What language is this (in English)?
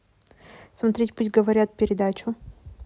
Russian